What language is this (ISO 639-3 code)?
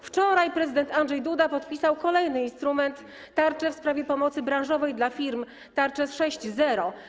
pol